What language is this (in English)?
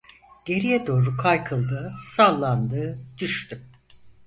Turkish